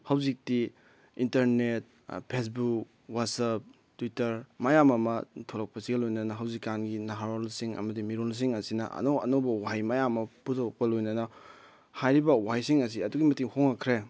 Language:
Manipuri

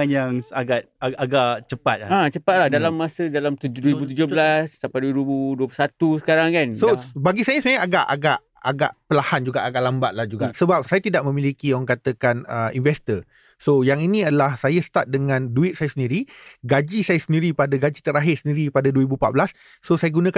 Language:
Malay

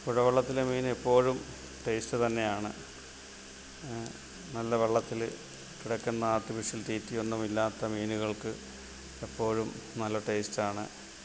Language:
Malayalam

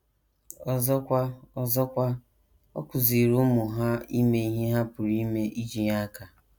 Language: Igbo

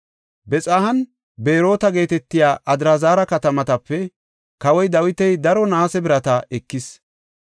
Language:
Gofa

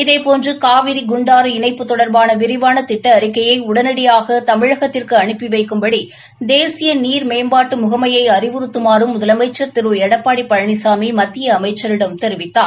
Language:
Tamil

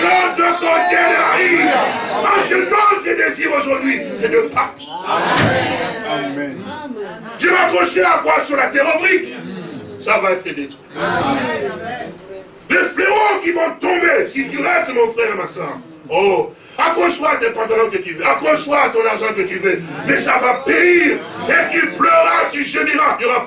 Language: French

